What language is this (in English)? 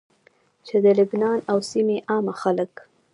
Pashto